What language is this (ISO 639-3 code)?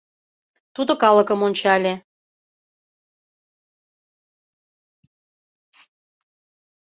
chm